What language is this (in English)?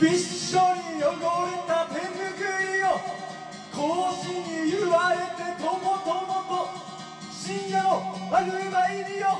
Japanese